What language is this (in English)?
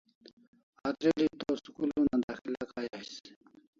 Kalasha